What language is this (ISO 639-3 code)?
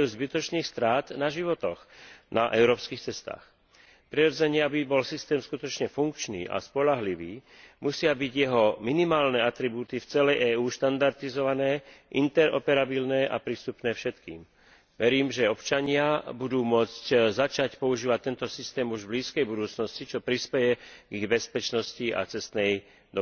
slk